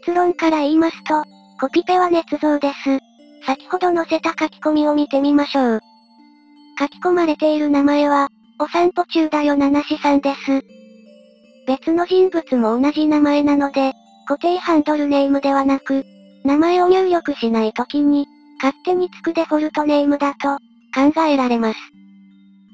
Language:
Japanese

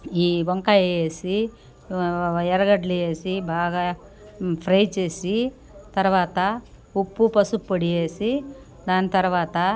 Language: Telugu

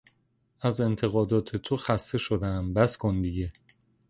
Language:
Persian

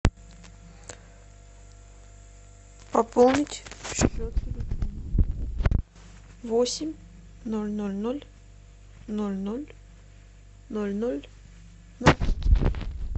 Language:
Russian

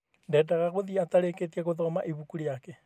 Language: Kikuyu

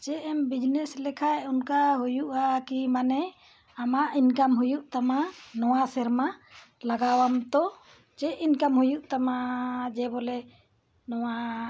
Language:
Santali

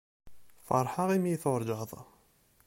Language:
Kabyle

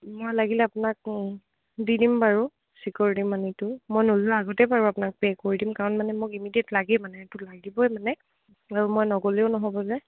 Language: Assamese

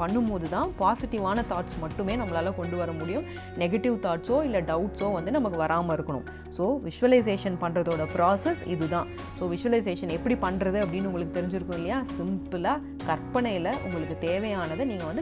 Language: Tamil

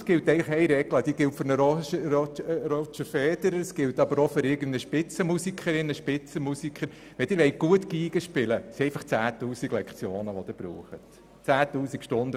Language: Swiss German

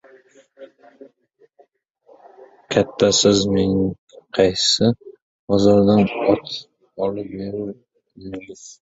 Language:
Uzbek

